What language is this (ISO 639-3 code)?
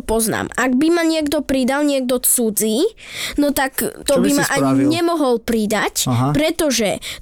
slk